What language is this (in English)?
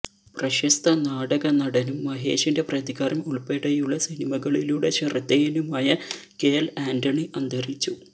Malayalam